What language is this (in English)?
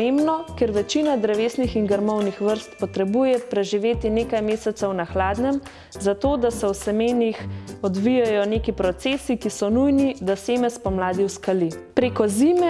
Slovenian